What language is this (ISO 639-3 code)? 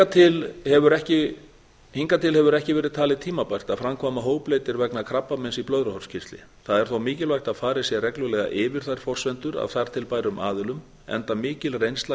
isl